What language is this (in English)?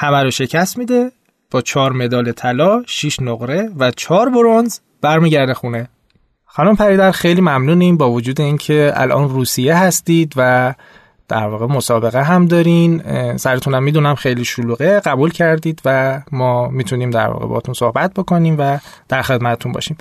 Persian